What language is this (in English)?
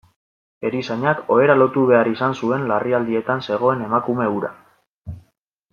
Basque